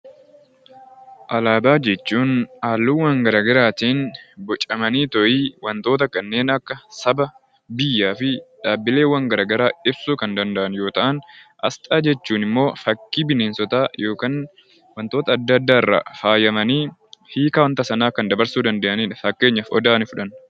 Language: Oromo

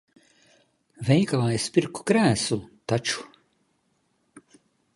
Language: Latvian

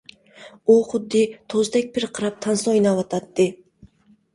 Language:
Uyghur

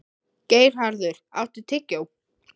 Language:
Icelandic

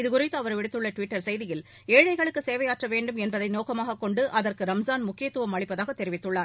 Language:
Tamil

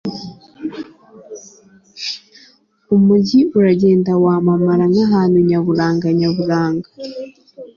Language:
Kinyarwanda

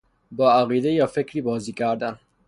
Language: Persian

